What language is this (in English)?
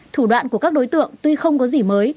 Vietnamese